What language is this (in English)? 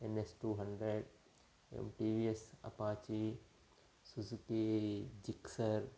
Sanskrit